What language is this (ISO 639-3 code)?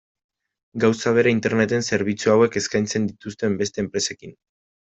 eus